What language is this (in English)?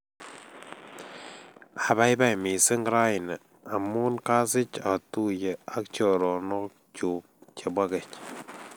Kalenjin